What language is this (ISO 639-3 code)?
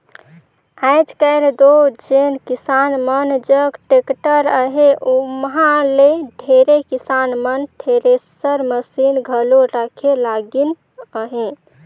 hne